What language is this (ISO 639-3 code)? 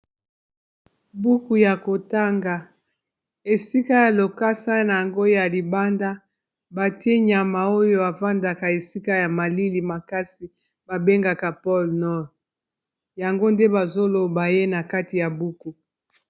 lin